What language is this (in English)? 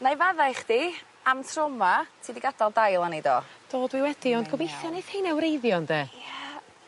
Welsh